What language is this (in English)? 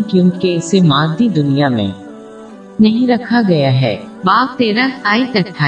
Urdu